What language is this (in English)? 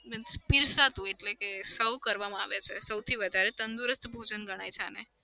Gujarati